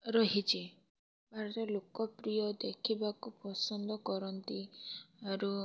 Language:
Odia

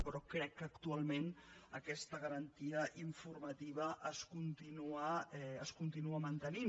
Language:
Catalan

